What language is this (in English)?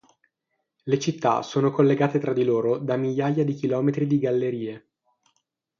Italian